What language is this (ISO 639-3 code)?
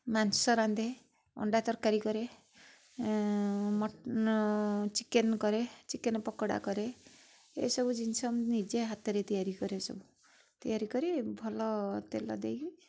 ori